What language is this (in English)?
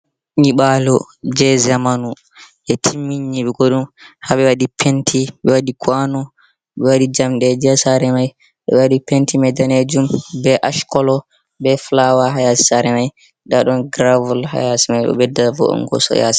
Fula